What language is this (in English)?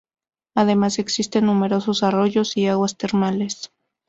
Spanish